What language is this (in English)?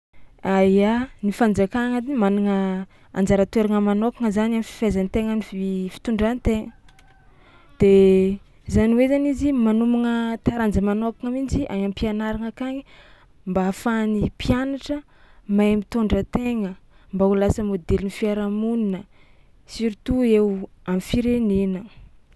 Tsimihety Malagasy